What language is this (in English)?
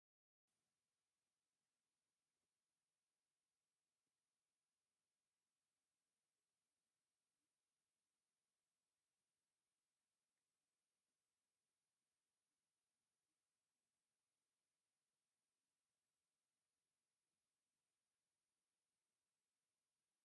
Tigrinya